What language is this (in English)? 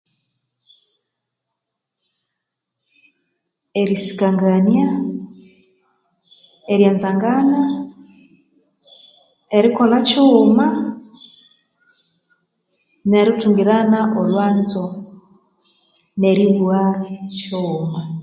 Konzo